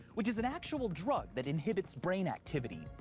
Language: English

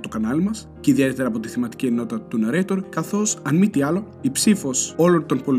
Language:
Greek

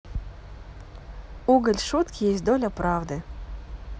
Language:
Russian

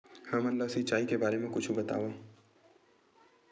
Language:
Chhattisgarhi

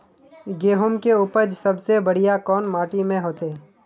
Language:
Magahi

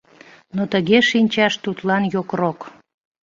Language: Mari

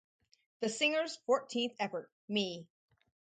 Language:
English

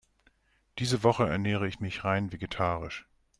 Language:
German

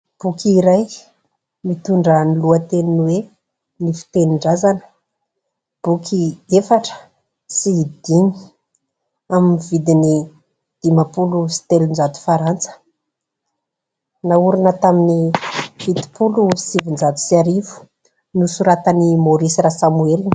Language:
Malagasy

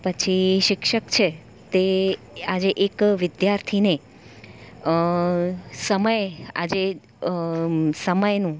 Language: Gujarati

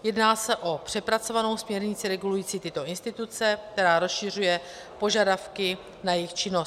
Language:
Czech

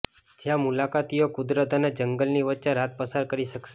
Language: Gujarati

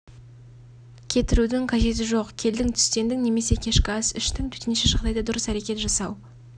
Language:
Kazakh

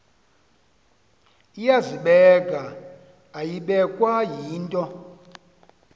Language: Xhosa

